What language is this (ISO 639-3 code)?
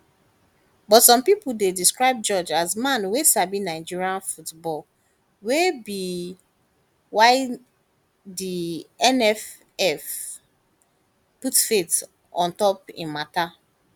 pcm